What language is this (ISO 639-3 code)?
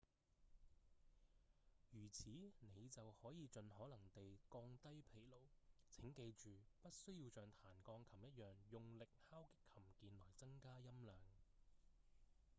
yue